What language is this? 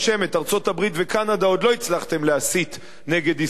Hebrew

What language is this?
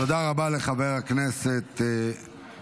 Hebrew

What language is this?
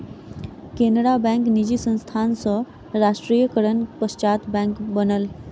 Maithili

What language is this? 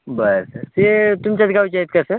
Marathi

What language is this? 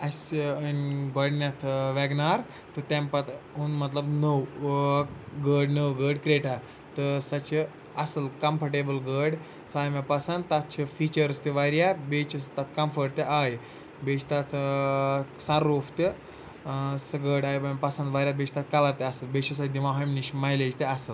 Kashmiri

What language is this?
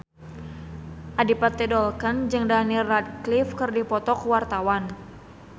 Sundanese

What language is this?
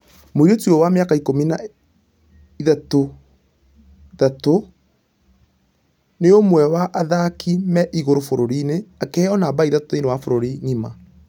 Kikuyu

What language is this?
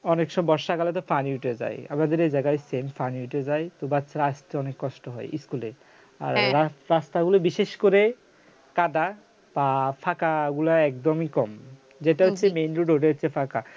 Bangla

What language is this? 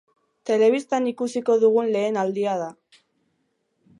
Basque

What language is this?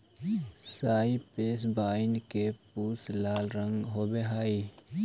Magahi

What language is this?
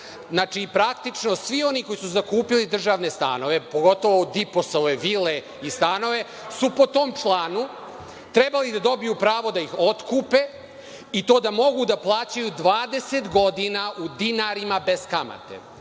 Serbian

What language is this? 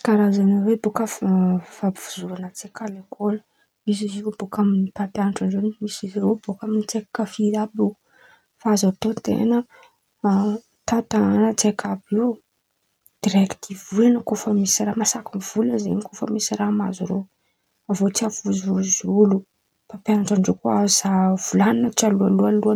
Antankarana Malagasy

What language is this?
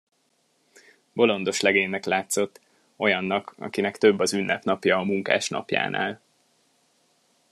Hungarian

